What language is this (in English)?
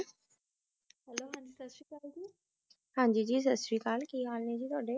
Punjabi